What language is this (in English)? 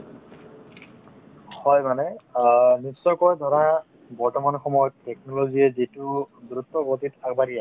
Assamese